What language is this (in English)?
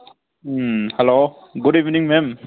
Manipuri